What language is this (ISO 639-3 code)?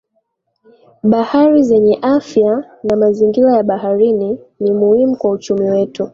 swa